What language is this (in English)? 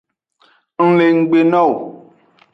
Aja (Benin)